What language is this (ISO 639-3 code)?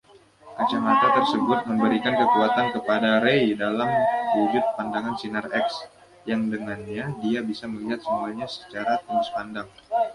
ind